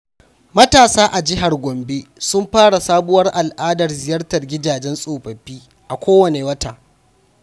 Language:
Hausa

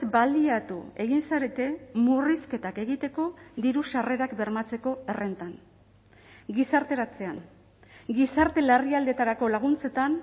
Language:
Basque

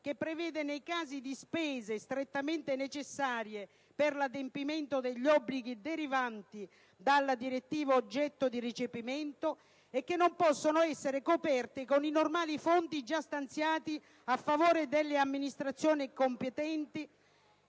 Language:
Italian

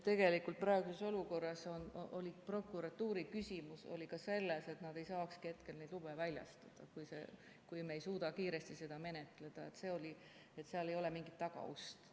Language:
Estonian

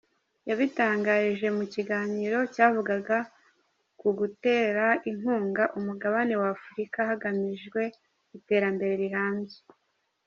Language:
Kinyarwanda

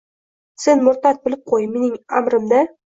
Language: Uzbek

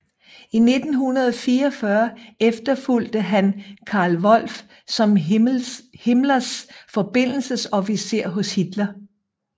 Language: Danish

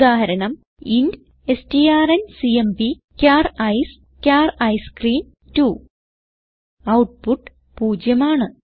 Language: Malayalam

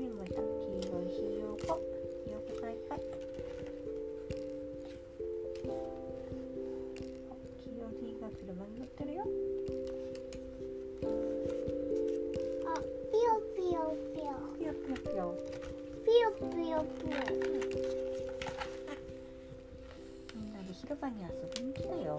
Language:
Japanese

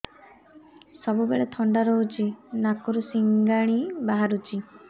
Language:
Odia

